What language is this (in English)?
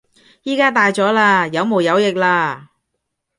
Cantonese